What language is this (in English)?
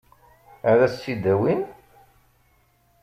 Kabyle